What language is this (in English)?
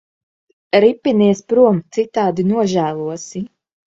Latvian